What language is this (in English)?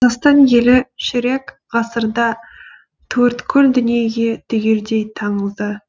Kazakh